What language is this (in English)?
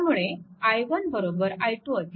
Marathi